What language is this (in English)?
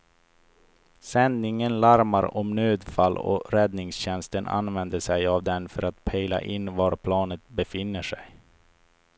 Swedish